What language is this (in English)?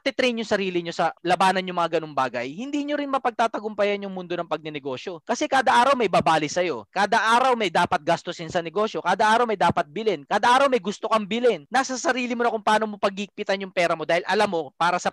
Filipino